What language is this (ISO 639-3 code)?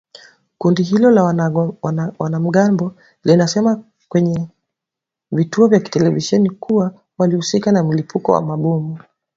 swa